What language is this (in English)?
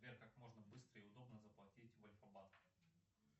Russian